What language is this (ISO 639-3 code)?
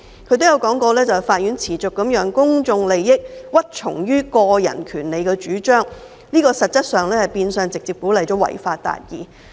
yue